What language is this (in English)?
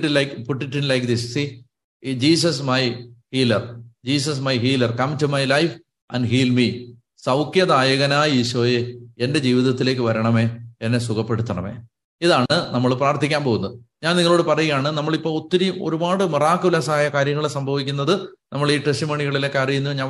Malayalam